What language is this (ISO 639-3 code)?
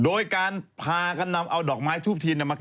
tha